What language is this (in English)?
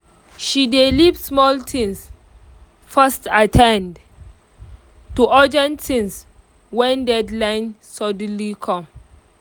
Nigerian Pidgin